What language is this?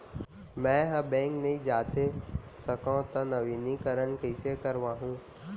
Chhattisgarhi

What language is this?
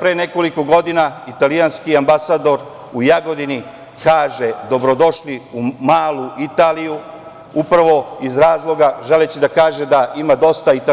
Serbian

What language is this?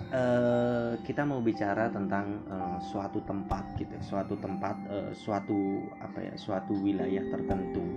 Indonesian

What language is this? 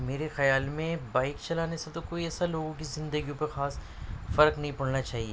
Urdu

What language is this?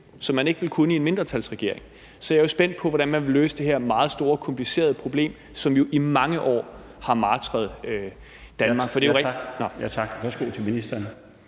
Danish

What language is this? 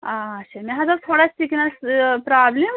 Kashmiri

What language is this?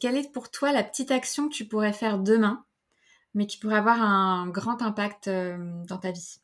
French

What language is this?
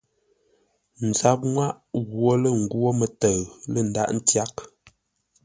Ngombale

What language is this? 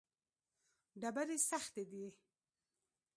Pashto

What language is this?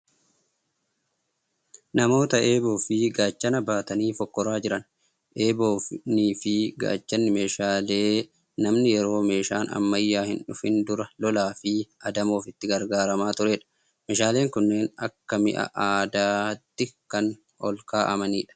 Oromo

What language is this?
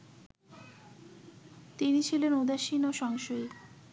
Bangla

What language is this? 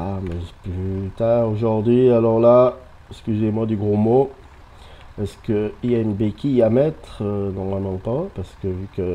French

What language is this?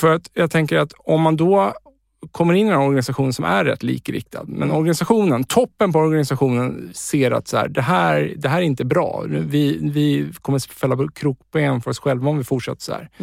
Swedish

